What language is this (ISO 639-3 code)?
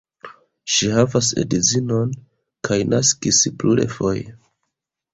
epo